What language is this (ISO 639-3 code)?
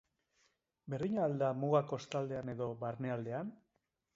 eus